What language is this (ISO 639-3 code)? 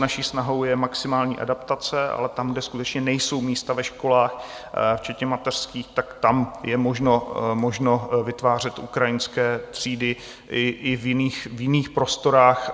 ces